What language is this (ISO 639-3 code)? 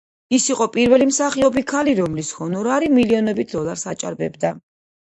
kat